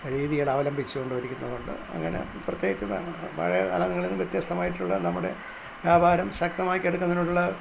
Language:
Malayalam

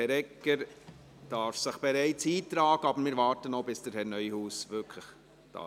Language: Swiss German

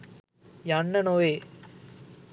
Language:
Sinhala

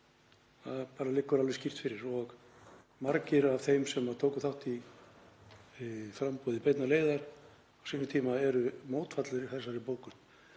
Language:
Icelandic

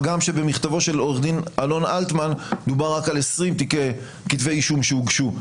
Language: Hebrew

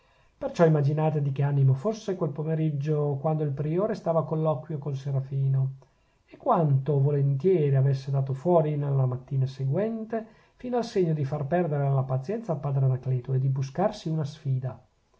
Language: Italian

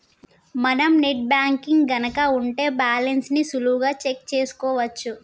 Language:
Telugu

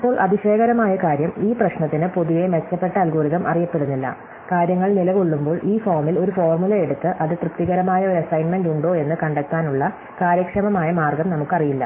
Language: Malayalam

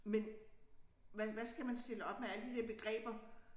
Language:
Danish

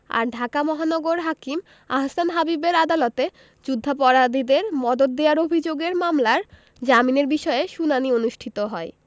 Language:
Bangla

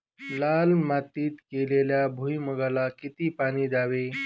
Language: Marathi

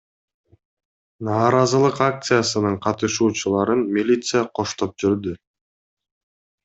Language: Kyrgyz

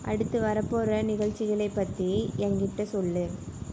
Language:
Tamil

